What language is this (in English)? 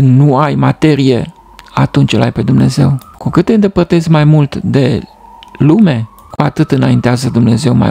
Romanian